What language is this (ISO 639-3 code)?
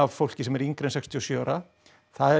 isl